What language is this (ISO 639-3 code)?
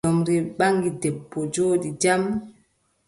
fub